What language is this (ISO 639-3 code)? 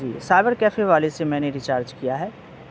urd